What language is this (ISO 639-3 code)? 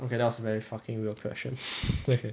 eng